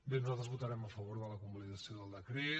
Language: Catalan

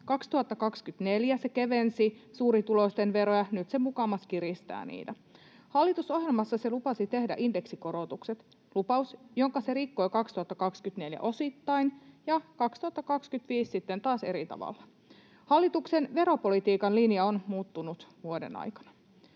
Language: Finnish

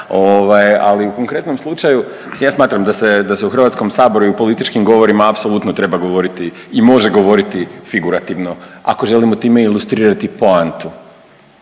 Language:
Croatian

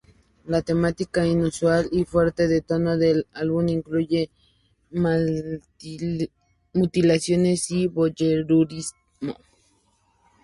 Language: Spanish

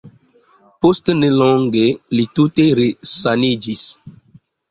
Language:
Esperanto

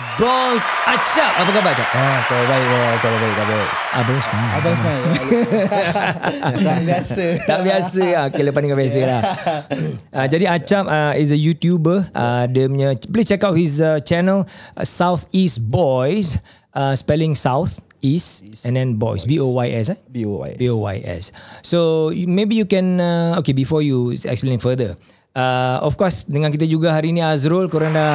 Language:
Malay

